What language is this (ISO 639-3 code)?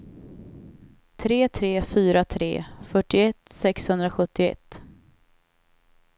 swe